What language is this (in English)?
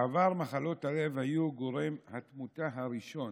Hebrew